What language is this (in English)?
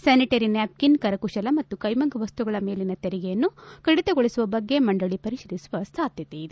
Kannada